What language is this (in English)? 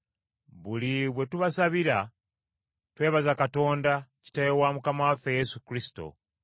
Ganda